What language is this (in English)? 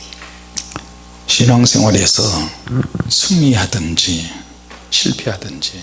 Korean